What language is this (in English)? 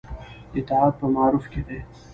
Pashto